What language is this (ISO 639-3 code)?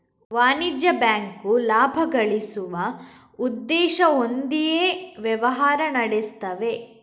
kan